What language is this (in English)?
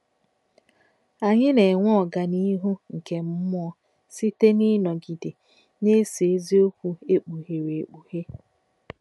Igbo